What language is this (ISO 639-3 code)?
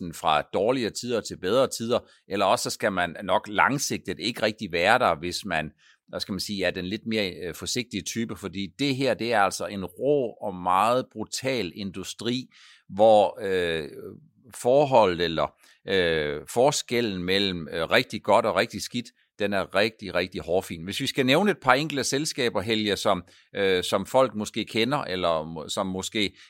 dan